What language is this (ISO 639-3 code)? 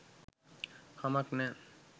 sin